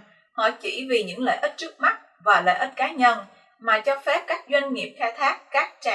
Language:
Vietnamese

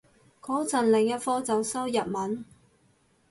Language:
Cantonese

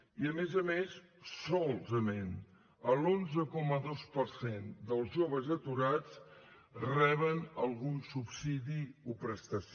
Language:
Catalan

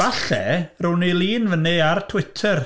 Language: Welsh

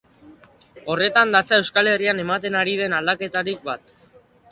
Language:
Basque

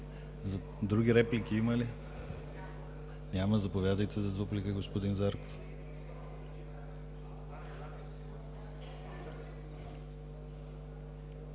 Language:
Bulgarian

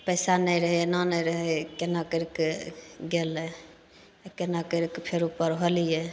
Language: Maithili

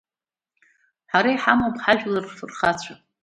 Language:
Abkhazian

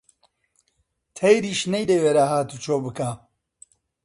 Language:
Central Kurdish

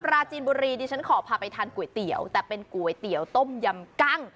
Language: Thai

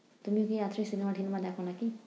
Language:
Bangla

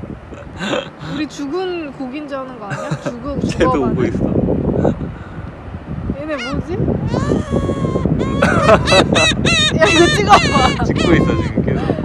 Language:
Korean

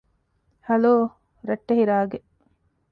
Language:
Divehi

